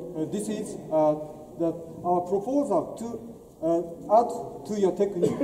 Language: French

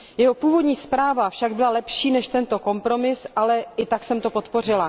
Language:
Czech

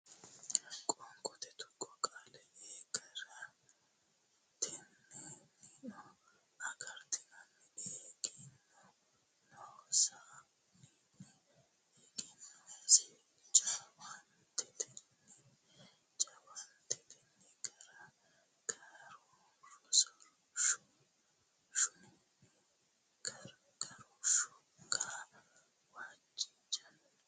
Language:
Sidamo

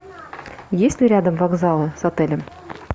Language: Russian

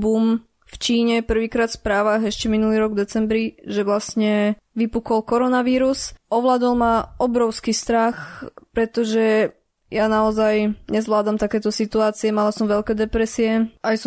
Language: Slovak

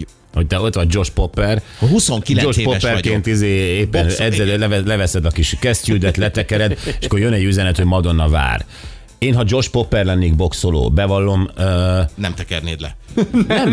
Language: Hungarian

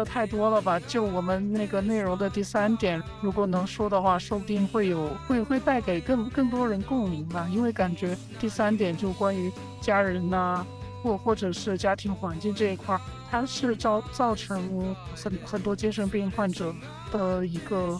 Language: Chinese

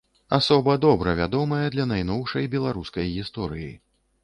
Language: Belarusian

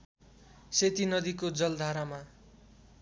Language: Nepali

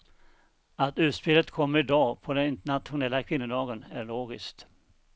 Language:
Swedish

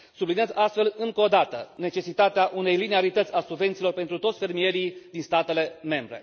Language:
Romanian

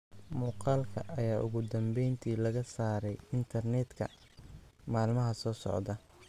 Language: Somali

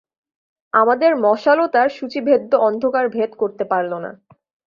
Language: Bangla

